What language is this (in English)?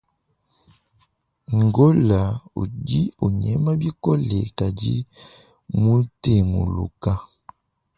Luba-Lulua